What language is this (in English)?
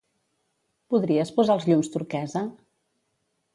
Catalan